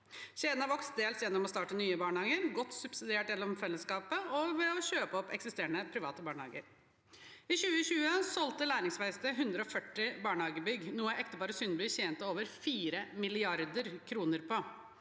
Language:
Norwegian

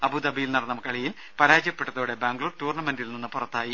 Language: Malayalam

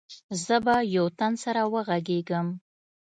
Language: Pashto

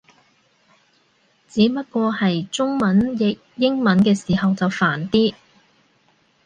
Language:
Cantonese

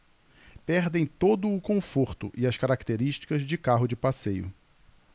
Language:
Portuguese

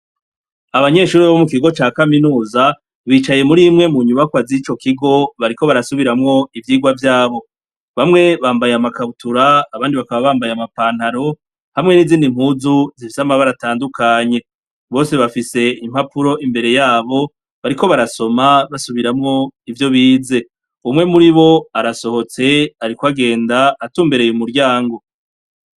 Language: Rundi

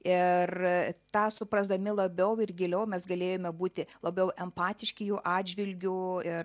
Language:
Lithuanian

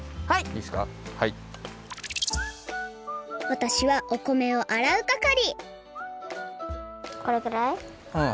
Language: Japanese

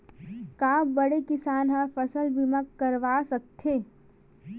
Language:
Chhattisgarhi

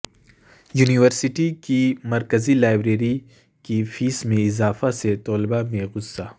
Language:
Urdu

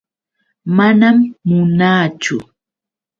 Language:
Yauyos Quechua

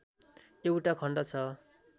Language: Nepali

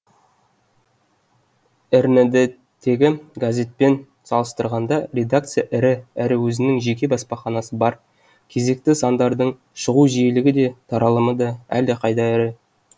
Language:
Kazakh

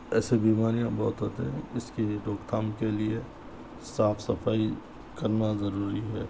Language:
Urdu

